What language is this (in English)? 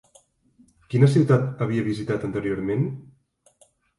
Catalan